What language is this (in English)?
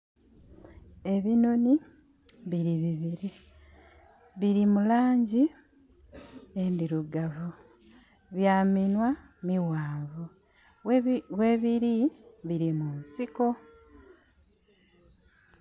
Soga